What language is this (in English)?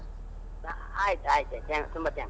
Kannada